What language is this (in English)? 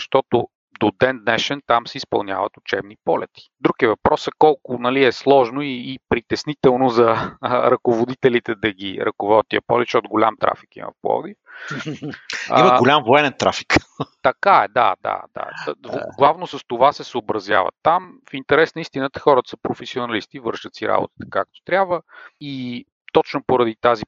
Bulgarian